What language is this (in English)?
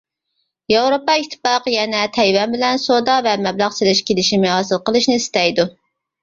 Uyghur